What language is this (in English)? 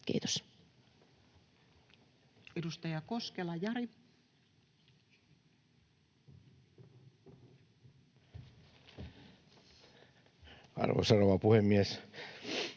Finnish